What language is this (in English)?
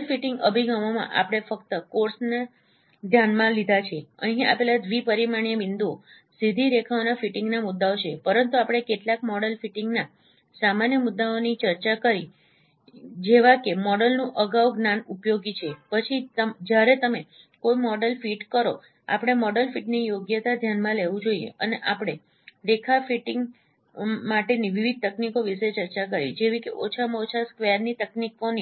Gujarati